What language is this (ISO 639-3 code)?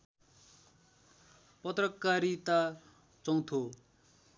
nep